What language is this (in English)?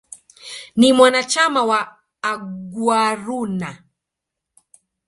Swahili